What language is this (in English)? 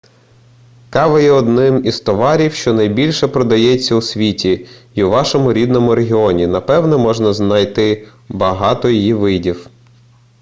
Ukrainian